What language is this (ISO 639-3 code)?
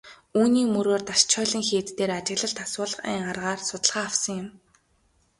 mon